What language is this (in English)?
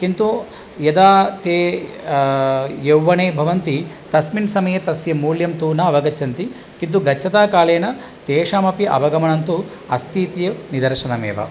Sanskrit